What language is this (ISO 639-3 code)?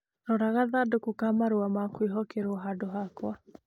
kik